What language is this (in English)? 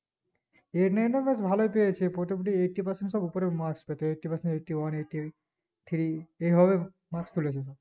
Bangla